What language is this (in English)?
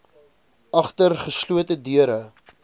Afrikaans